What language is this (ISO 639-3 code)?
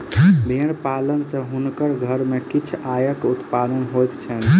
mai